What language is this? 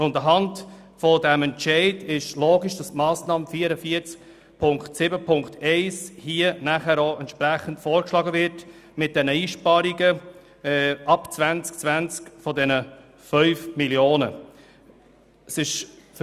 Swiss German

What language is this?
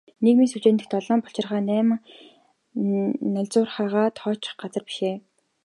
Mongolian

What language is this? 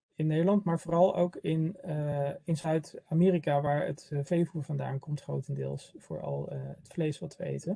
Dutch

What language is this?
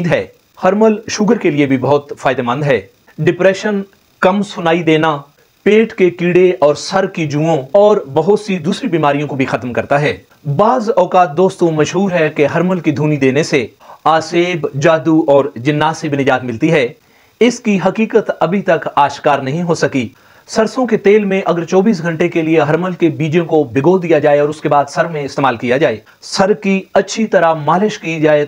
Hindi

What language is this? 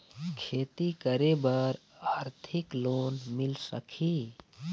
Chhattisgarhi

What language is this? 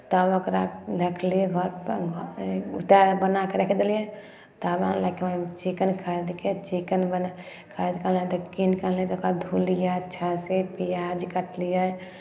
Maithili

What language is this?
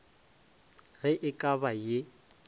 Northern Sotho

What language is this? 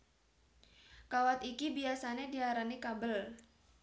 Javanese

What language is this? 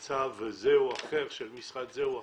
Hebrew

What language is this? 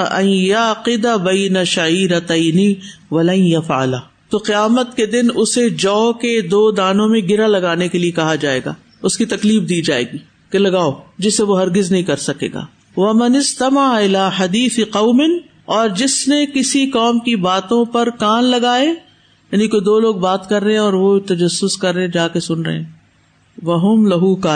Urdu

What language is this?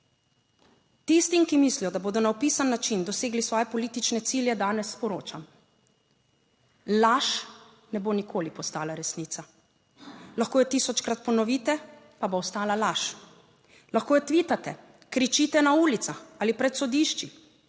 Slovenian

